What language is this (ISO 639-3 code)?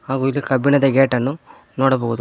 kan